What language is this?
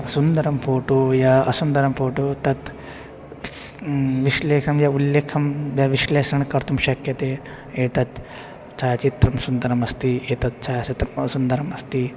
Sanskrit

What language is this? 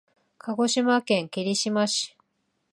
Japanese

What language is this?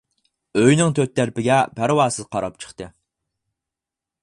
Uyghur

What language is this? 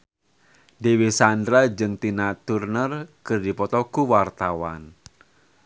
Sundanese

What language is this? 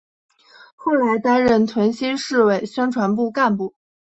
Chinese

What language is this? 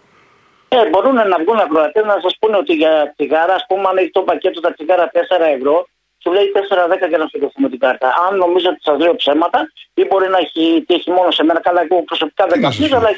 Greek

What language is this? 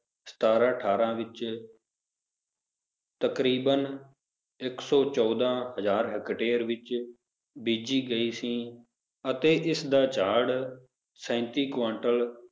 Punjabi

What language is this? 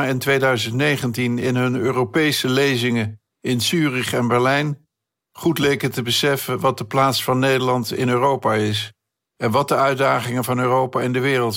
Dutch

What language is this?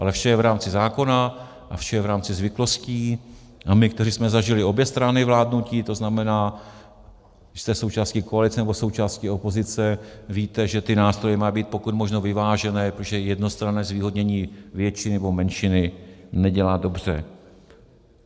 Czech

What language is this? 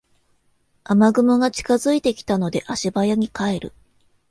Japanese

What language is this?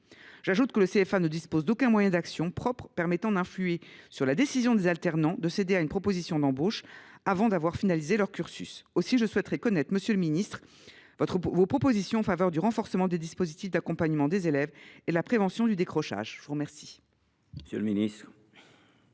French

